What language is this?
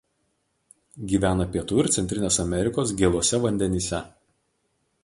Lithuanian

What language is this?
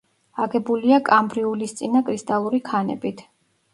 Georgian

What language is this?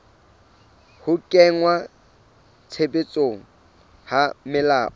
Southern Sotho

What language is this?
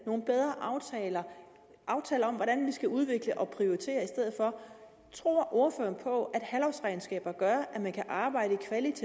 Danish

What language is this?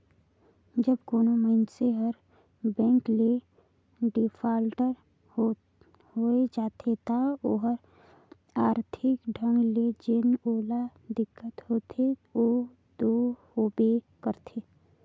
Chhattisgarhi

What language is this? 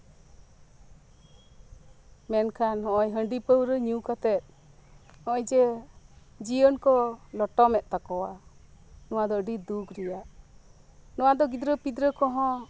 Santali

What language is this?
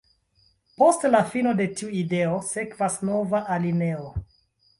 Esperanto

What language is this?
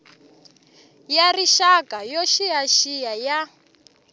Tsonga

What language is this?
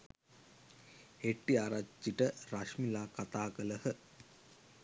Sinhala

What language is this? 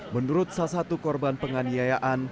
Indonesian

